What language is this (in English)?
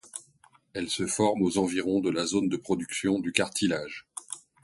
French